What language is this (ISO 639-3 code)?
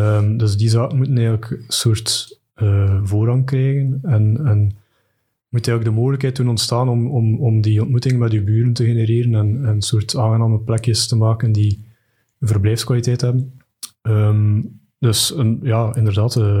nld